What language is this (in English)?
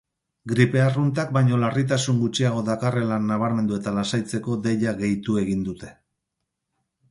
Basque